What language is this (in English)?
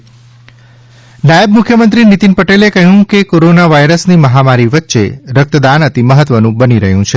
Gujarati